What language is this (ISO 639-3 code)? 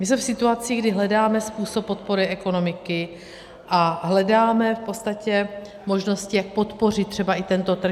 ces